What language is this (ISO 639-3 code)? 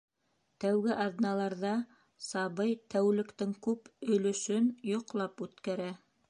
bak